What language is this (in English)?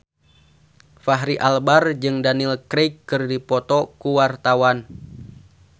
Sundanese